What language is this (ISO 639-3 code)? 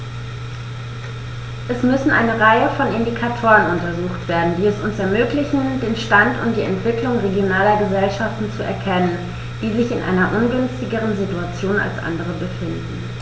deu